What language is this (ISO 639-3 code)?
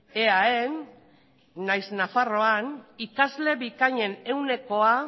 eus